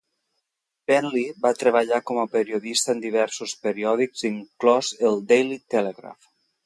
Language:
Catalan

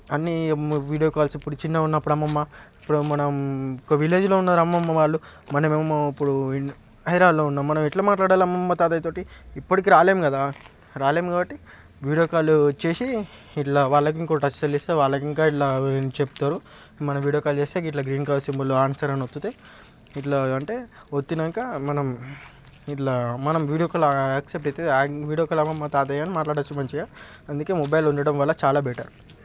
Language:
Telugu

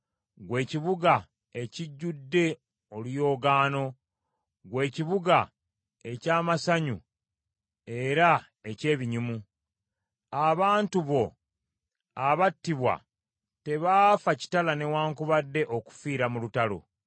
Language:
Ganda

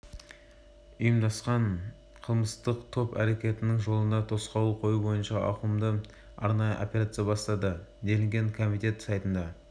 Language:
Kazakh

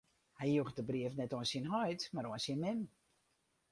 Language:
Western Frisian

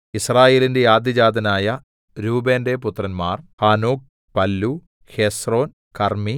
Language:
Malayalam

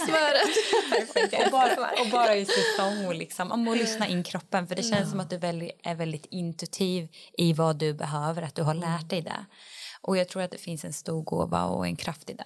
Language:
Swedish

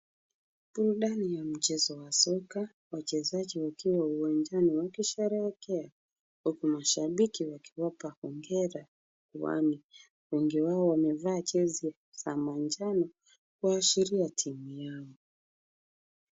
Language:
Swahili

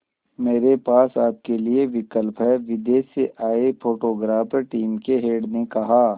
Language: Hindi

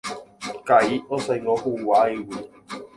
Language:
Guarani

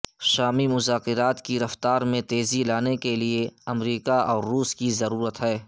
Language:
Urdu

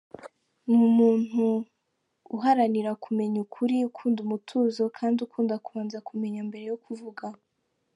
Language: Kinyarwanda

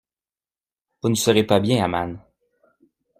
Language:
French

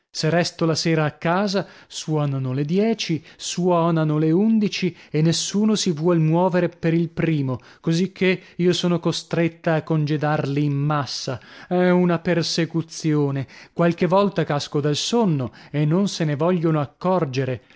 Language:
Italian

